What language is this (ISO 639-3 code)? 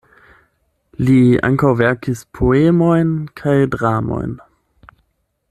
epo